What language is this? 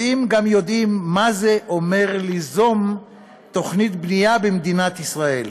Hebrew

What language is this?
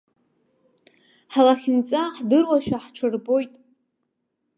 Abkhazian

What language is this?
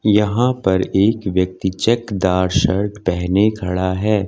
Hindi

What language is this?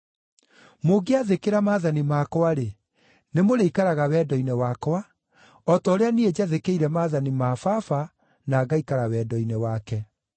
Kikuyu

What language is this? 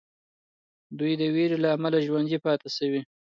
Pashto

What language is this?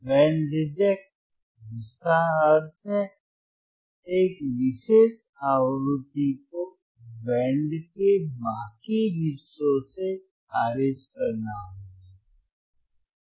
Hindi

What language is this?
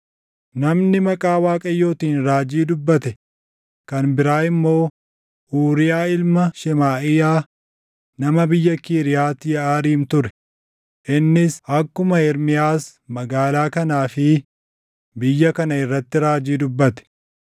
Oromo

